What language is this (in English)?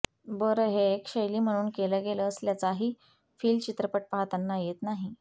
Marathi